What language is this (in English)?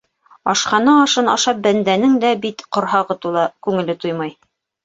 Bashkir